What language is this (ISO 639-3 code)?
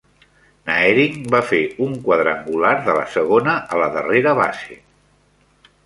cat